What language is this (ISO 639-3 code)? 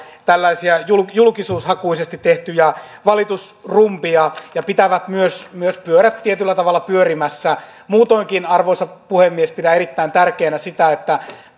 fin